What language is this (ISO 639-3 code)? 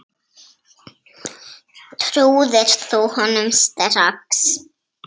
isl